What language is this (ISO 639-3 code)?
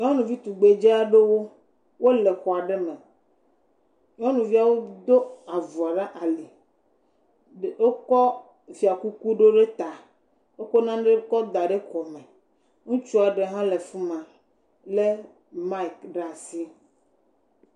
ewe